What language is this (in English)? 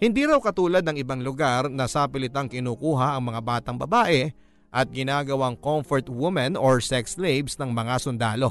Filipino